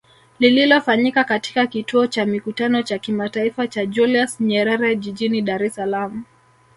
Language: Swahili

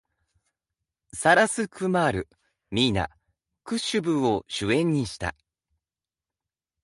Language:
Japanese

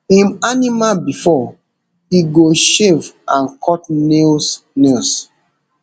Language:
Nigerian Pidgin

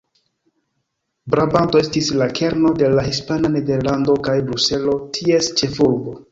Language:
Esperanto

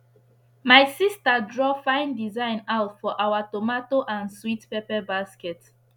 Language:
Nigerian Pidgin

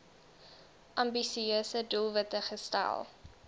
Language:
Afrikaans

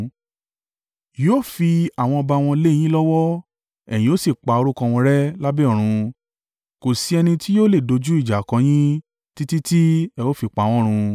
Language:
Yoruba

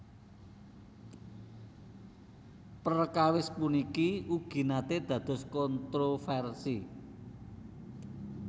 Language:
Javanese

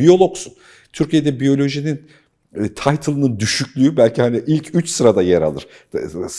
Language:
Turkish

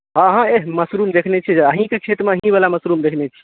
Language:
Maithili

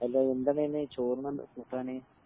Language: Malayalam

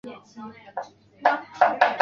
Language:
Chinese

